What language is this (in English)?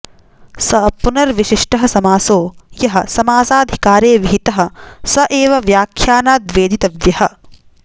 Sanskrit